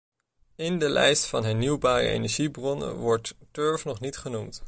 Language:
Dutch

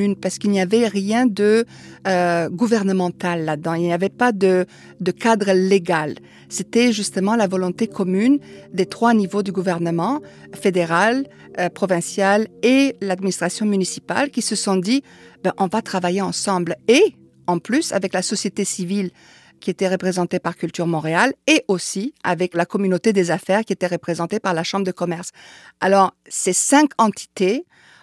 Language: French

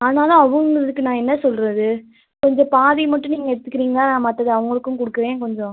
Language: Tamil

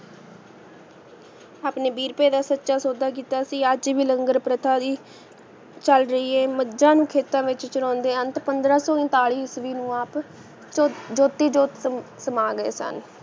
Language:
Punjabi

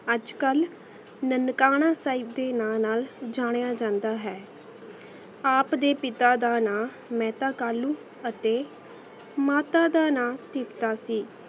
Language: Punjabi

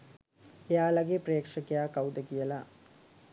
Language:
Sinhala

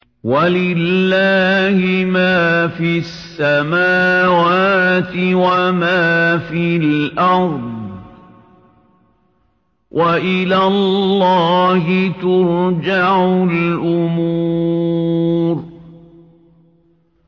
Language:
Arabic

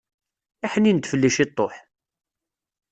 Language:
Kabyle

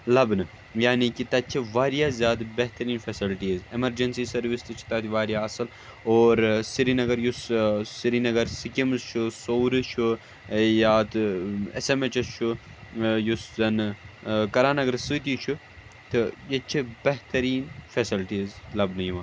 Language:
Kashmiri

